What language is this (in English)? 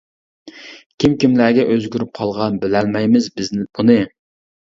Uyghur